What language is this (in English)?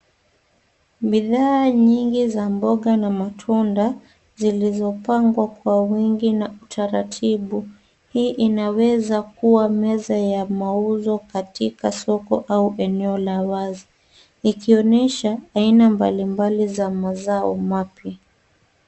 Swahili